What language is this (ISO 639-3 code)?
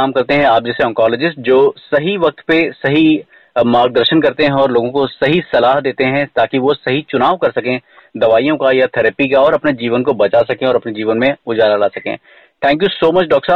hin